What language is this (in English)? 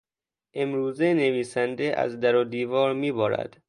Persian